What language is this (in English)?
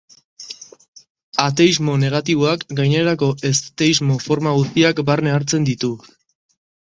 Basque